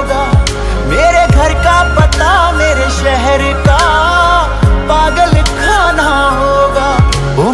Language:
Hindi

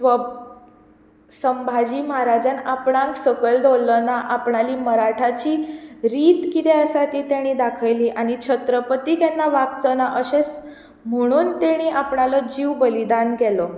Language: Konkani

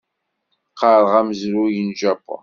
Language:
Kabyle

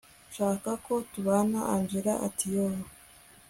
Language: Kinyarwanda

